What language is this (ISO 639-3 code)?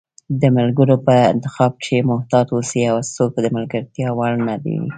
pus